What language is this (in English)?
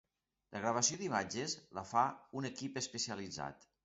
Catalan